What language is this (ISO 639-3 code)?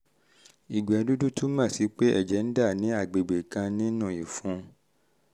yor